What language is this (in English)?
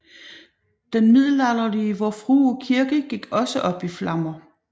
Danish